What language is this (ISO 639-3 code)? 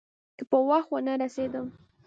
pus